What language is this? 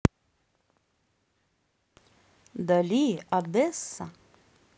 Russian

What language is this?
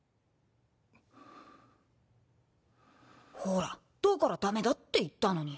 Japanese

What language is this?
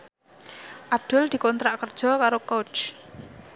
Javanese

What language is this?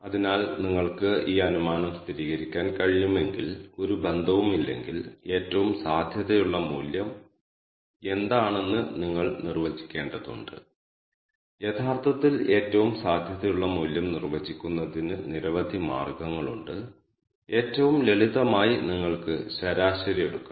Malayalam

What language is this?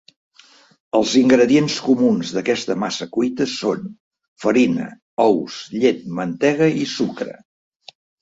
Catalan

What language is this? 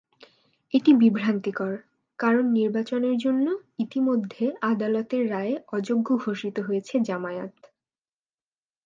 Bangla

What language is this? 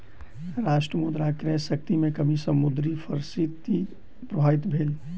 Maithili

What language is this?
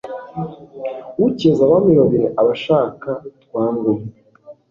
Kinyarwanda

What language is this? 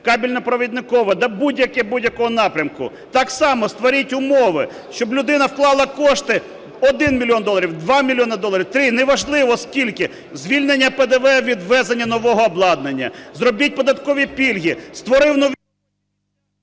Ukrainian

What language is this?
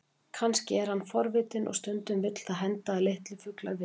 Icelandic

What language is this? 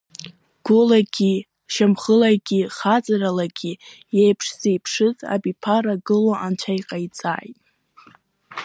Abkhazian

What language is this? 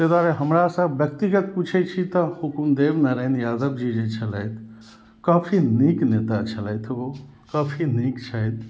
Maithili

